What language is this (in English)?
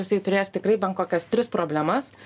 Lithuanian